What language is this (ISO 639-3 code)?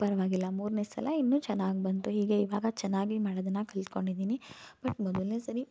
kan